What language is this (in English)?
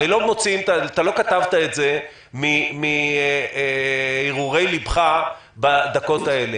Hebrew